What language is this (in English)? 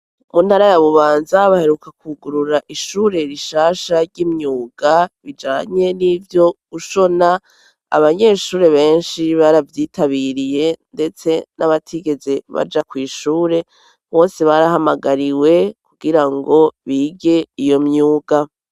Rundi